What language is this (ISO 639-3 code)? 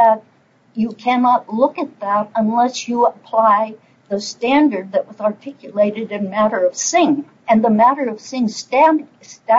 eng